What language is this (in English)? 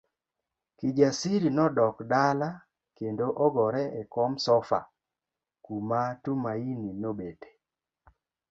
Luo (Kenya and Tanzania)